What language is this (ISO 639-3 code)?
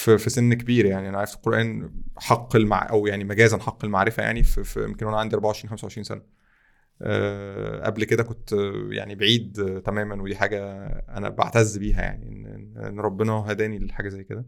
ara